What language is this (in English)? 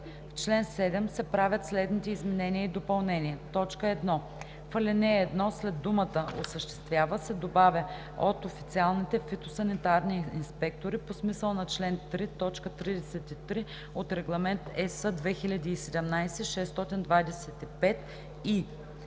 Bulgarian